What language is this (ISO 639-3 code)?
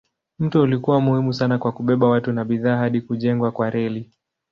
swa